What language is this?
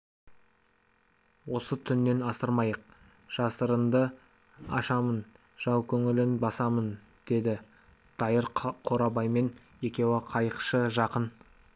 Kazakh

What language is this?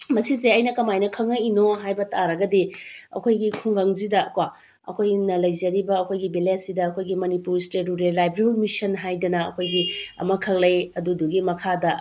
Manipuri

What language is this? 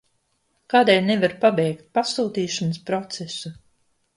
Latvian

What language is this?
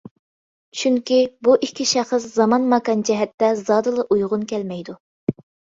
Uyghur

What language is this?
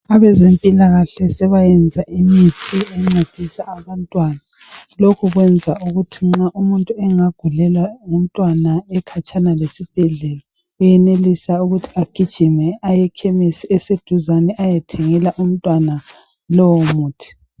North Ndebele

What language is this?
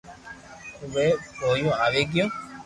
Loarki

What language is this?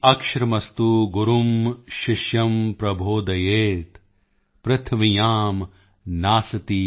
Punjabi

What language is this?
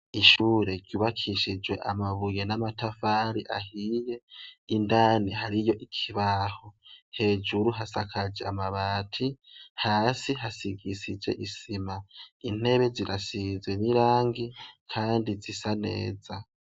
Rundi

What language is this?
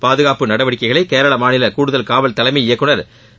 Tamil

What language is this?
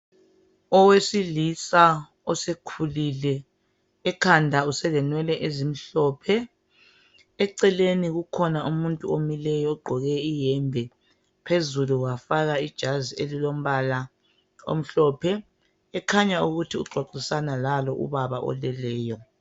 North Ndebele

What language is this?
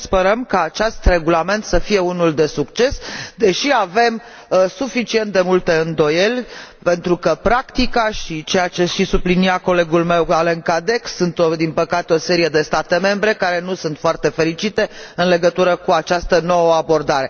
Romanian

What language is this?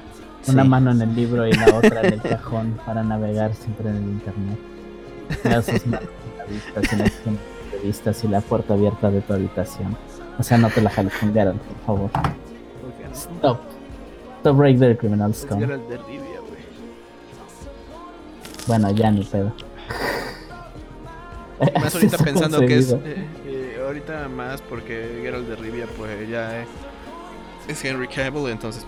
Spanish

